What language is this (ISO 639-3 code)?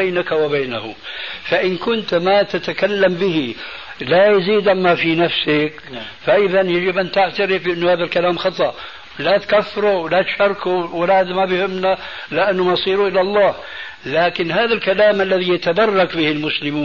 ara